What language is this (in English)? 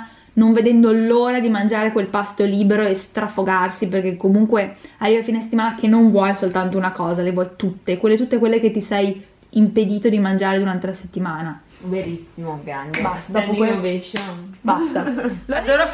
Italian